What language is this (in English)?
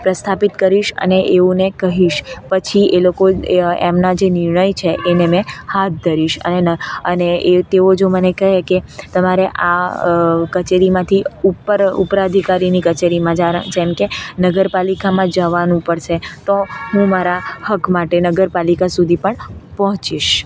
Gujarati